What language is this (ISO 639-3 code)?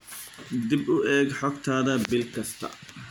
som